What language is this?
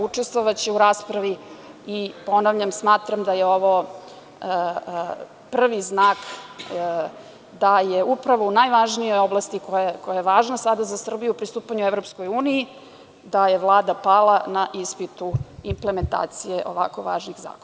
Serbian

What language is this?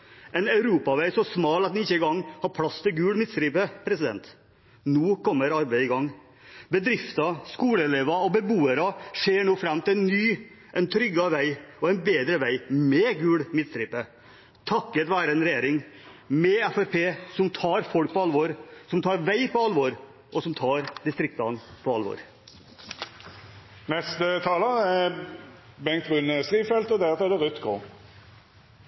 Norwegian Bokmål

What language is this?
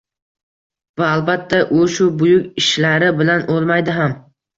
Uzbek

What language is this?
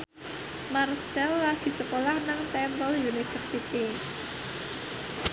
Javanese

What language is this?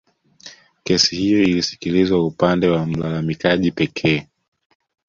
Swahili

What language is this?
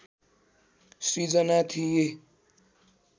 Nepali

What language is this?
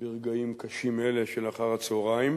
Hebrew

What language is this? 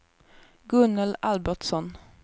Swedish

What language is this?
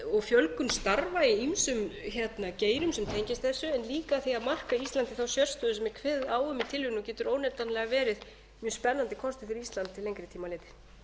Icelandic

